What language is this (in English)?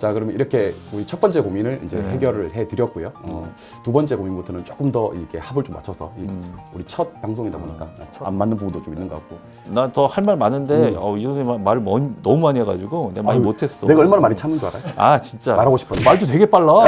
Korean